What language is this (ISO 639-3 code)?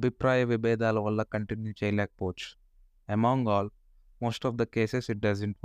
tel